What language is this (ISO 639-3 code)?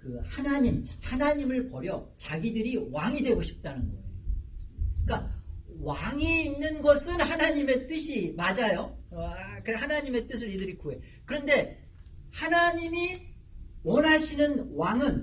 kor